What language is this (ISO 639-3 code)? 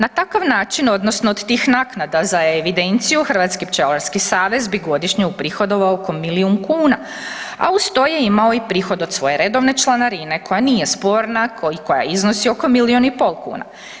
hrv